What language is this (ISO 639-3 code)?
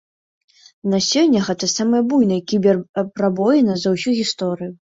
bel